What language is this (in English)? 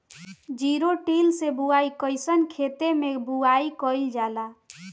Bhojpuri